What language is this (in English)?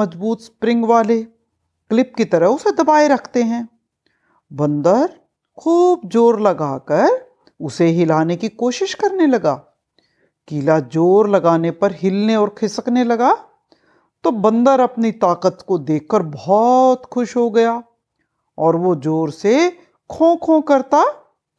Hindi